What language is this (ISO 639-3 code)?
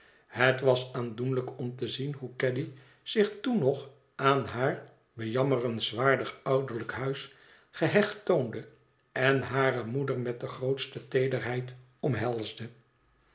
nld